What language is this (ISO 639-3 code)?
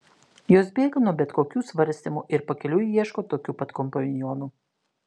lit